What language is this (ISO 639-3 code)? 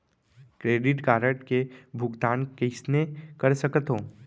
hne